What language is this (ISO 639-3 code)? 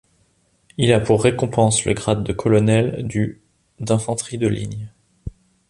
fra